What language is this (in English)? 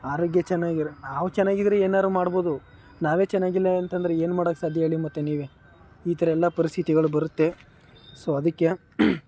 Kannada